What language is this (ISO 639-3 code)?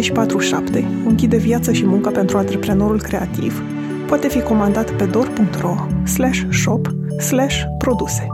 ron